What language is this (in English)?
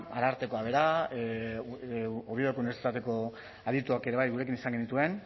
Basque